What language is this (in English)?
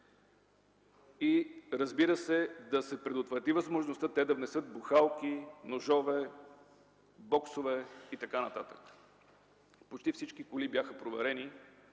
Bulgarian